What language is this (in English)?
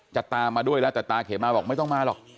Thai